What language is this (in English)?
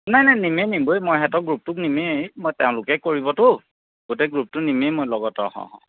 Assamese